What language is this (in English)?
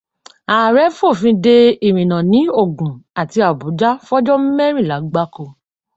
Yoruba